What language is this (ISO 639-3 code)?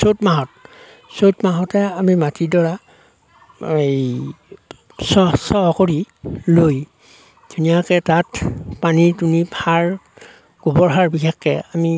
asm